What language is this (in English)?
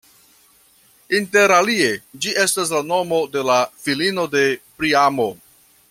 Esperanto